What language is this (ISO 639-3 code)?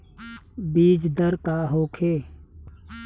bho